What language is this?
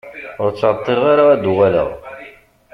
Kabyle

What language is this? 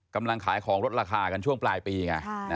Thai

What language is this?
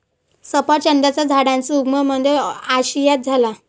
Marathi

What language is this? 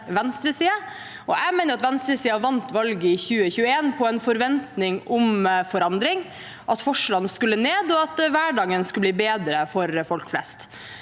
Norwegian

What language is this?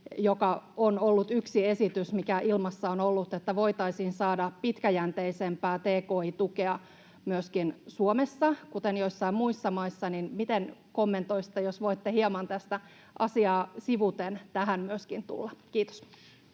Finnish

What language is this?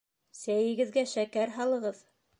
Bashkir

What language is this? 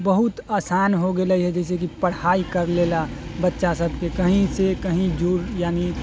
Maithili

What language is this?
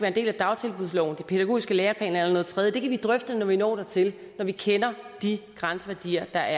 Danish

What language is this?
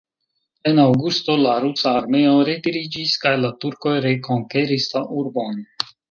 Esperanto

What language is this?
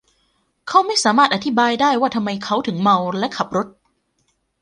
Thai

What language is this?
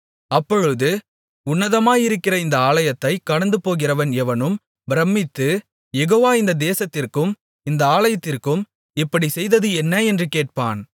Tamil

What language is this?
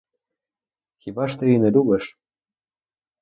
Ukrainian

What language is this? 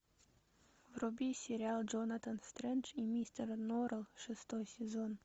Russian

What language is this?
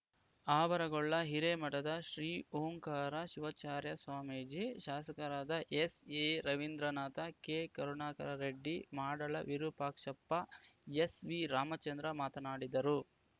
Kannada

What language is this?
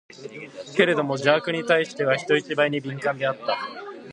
Japanese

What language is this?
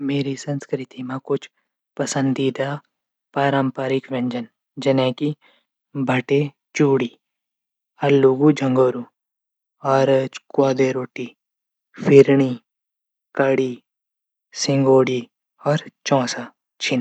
Garhwali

